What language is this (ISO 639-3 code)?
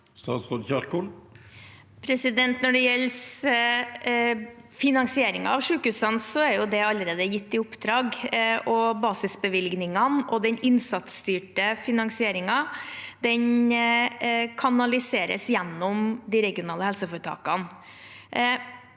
nor